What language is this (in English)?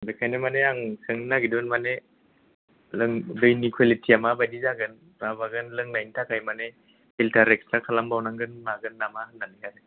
Bodo